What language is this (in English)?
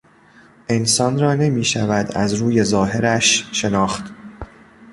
Persian